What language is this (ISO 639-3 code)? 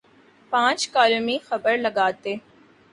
urd